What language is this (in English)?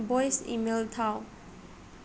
Manipuri